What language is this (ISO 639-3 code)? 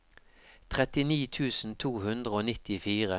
nor